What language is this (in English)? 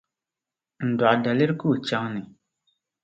Dagbani